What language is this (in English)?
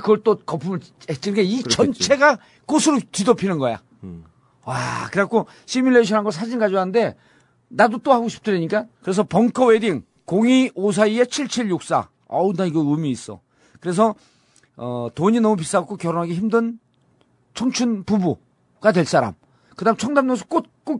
Korean